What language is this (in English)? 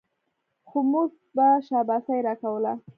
Pashto